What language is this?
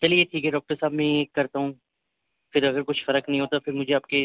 Urdu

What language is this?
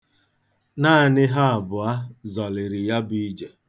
Igbo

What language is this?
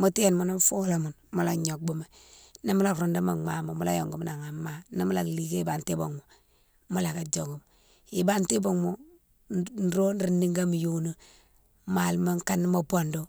Mansoanka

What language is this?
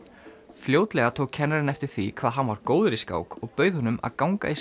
Icelandic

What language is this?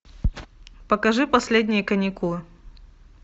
Russian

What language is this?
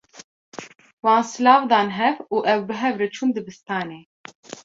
Kurdish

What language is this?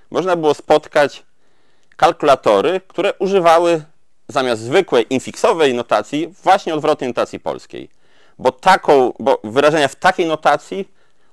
Polish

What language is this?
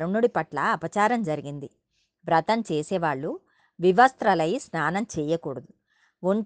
Telugu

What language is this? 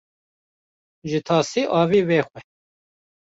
Kurdish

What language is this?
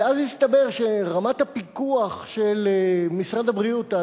Hebrew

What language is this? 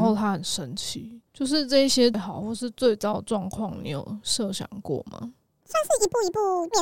Chinese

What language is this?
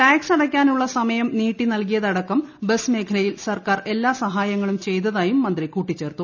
Malayalam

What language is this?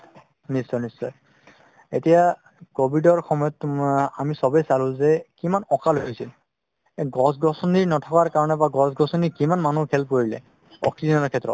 Assamese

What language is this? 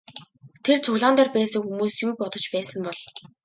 Mongolian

